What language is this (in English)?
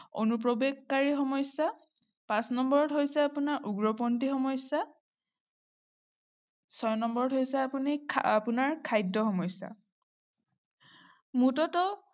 Assamese